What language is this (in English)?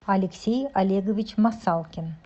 Russian